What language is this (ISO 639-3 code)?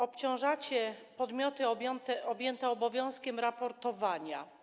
pol